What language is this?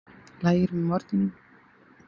Icelandic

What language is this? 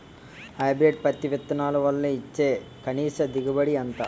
Telugu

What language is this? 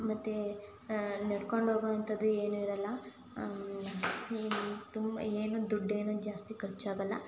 Kannada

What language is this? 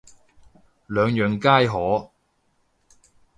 Cantonese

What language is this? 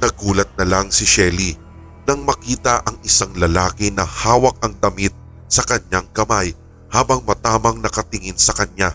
Filipino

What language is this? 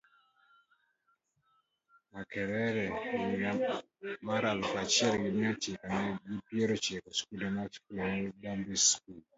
Luo (Kenya and Tanzania)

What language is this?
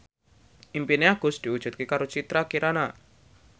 Javanese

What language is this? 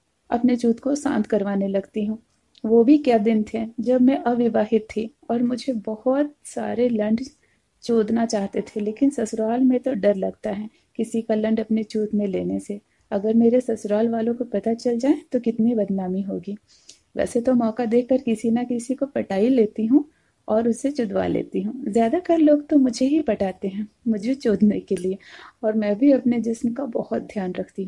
Hindi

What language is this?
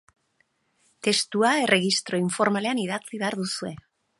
Basque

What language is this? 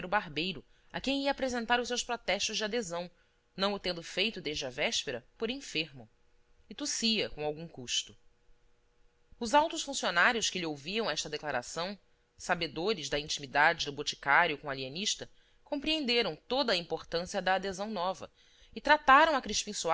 Portuguese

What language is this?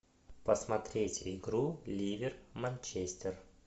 Russian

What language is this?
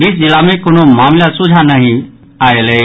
Maithili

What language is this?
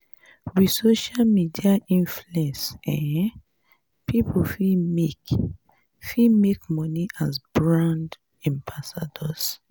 Nigerian Pidgin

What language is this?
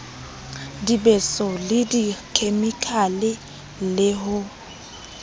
Southern Sotho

